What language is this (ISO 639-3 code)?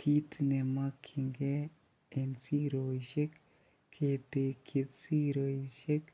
kln